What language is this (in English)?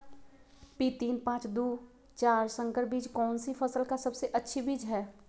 Magahi